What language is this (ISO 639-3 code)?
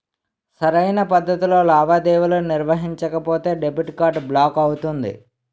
tel